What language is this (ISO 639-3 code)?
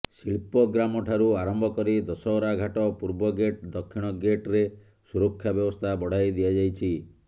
ori